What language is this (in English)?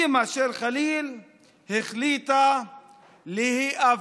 Hebrew